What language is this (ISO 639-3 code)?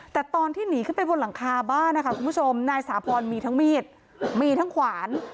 tha